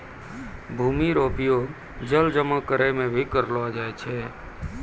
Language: Maithili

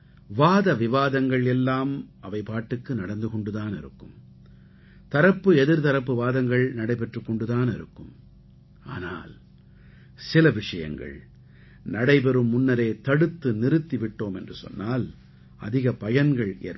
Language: Tamil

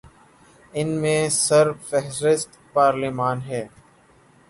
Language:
Urdu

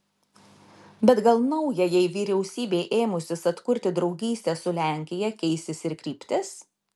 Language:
Lithuanian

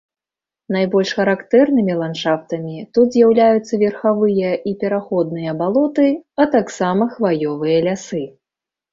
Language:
Belarusian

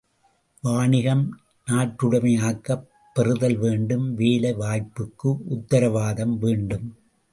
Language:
Tamil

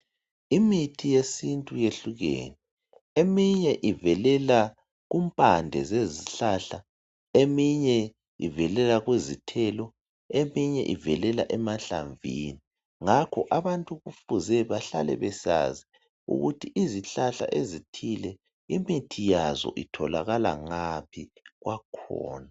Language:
North Ndebele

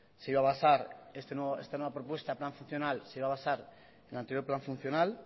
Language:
Spanish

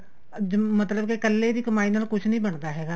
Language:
Punjabi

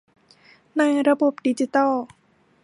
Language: Thai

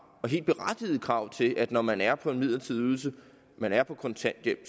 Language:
Danish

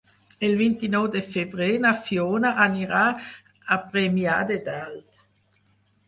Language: Catalan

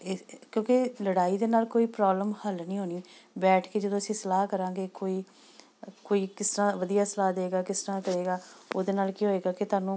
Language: Punjabi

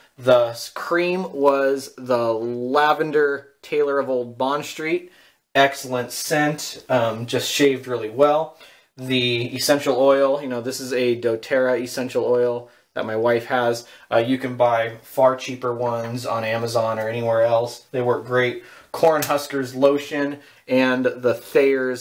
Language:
English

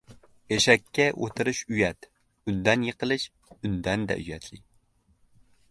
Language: Uzbek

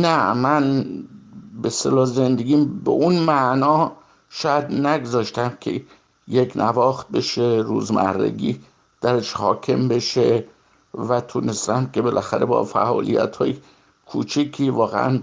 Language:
Persian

